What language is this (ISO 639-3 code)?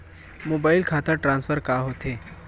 hne